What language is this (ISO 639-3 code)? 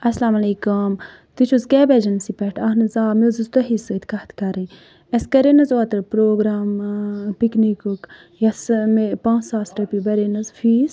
kas